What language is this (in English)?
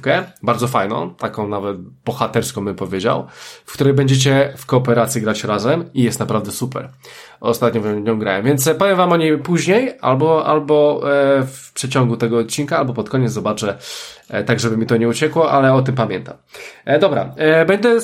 Polish